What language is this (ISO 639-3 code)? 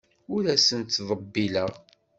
kab